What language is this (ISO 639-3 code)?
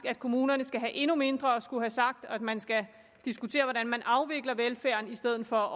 dan